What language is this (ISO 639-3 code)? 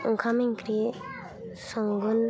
brx